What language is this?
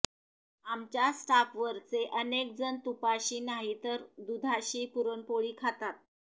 Marathi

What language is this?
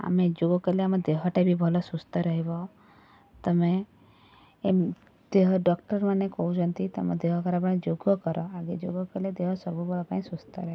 Odia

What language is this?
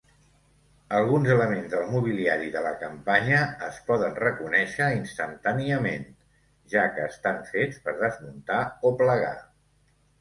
Catalan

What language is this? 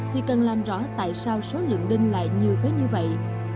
Vietnamese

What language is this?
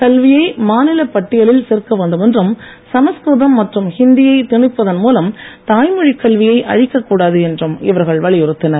Tamil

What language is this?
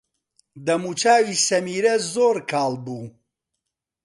Central Kurdish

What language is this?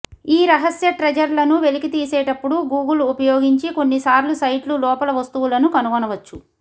Telugu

